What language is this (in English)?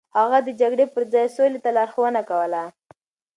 Pashto